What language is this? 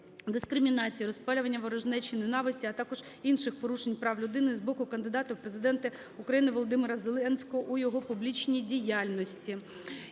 Ukrainian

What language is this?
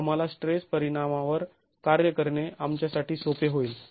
Marathi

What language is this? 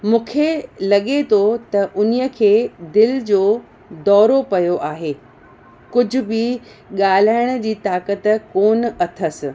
Sindhi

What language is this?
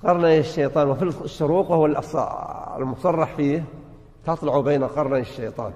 Arabic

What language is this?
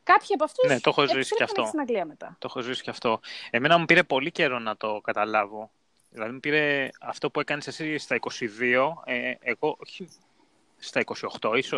Greek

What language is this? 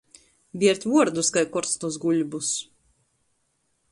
Latgalian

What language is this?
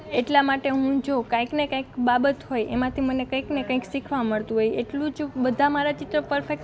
Gujarati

